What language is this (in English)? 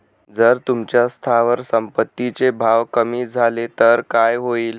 Marathi